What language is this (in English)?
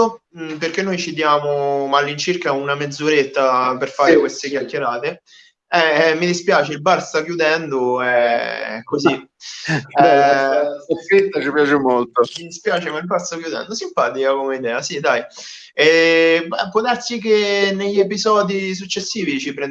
Italian